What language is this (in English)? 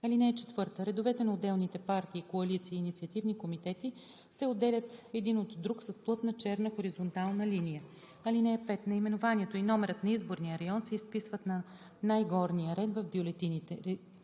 Bulgarian